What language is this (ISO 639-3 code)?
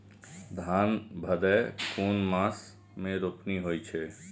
mai